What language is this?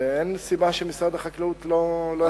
Hebrew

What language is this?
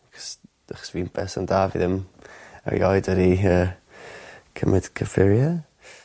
Welsh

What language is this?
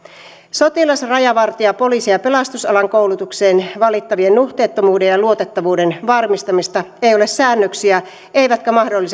Finnish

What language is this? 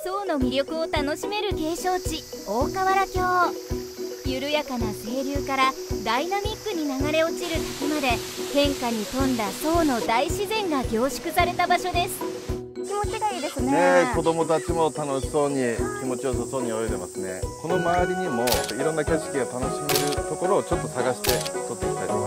Japanese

